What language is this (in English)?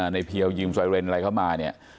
Thai